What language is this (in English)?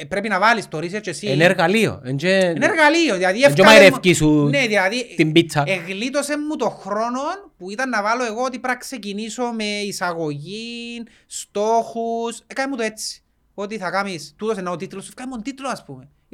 Greek